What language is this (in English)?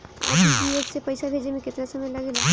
Bhojpuri